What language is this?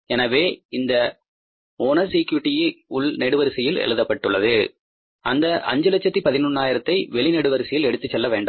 Tamil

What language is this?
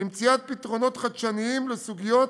Hebrew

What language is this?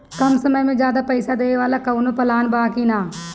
Bhojpuri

